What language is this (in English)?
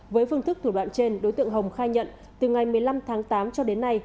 Vietnamese